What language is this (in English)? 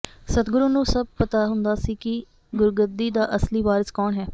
Punjabi